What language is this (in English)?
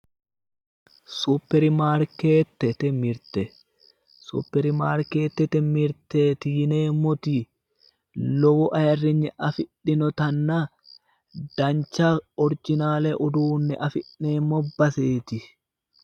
Sidamo